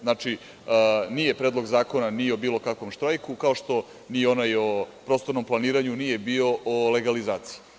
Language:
Serbian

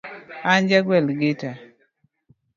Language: Luo (Kenya and Tanzania)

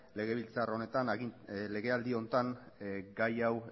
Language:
Basque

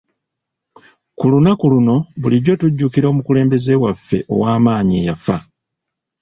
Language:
Ganda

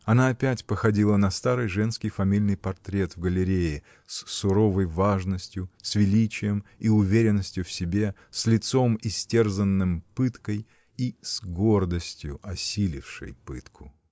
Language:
Russian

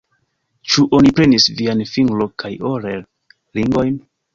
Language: Esperanto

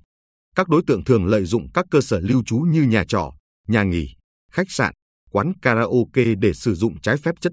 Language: Vietnamese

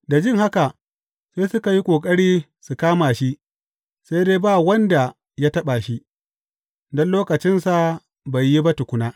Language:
Hausa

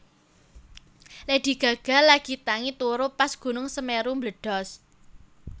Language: Javanese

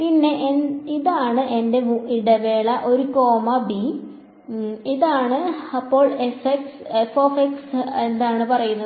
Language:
Malayalam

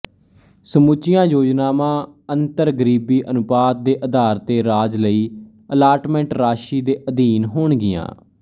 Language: Punjabi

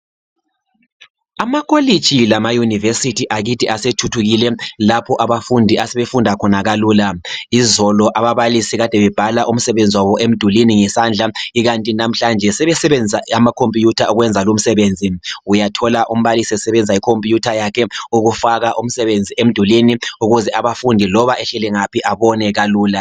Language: North Ndebele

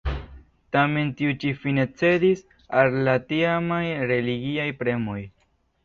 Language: Esperanto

